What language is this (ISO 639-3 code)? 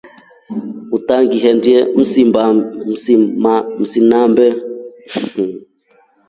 rof